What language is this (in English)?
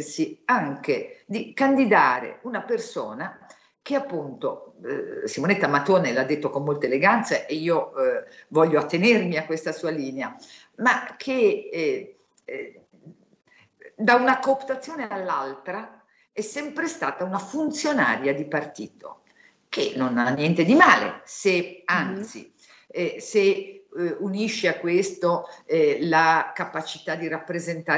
Italian